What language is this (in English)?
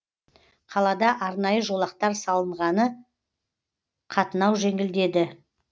Kazakh